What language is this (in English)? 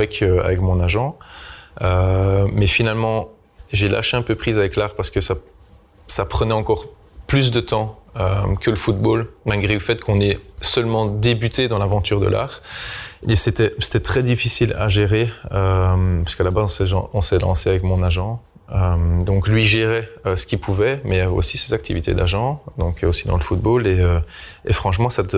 French